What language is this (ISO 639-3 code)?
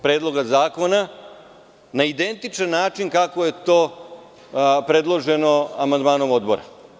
srp